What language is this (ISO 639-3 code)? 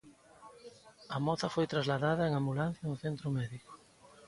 glg